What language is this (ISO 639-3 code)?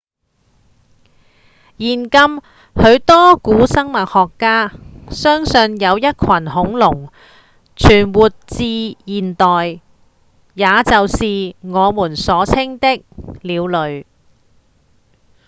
yue